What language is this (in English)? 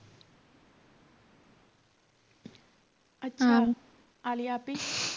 Punjabi